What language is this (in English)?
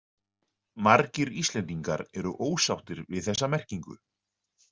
Icelandic